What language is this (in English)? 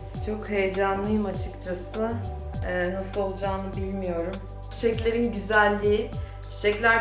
Turkish